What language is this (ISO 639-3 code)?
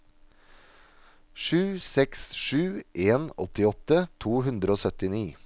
nor